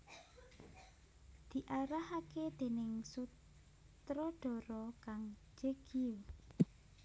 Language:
Javanese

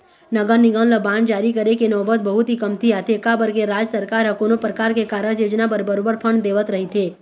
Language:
Chhattisgarhi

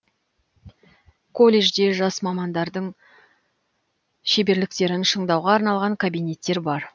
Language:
Kazakh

